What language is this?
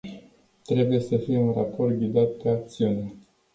Romanian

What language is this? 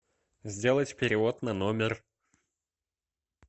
Russian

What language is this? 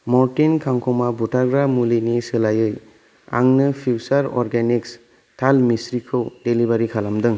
Bodo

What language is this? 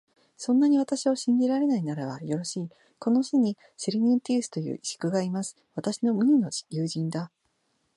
Japanese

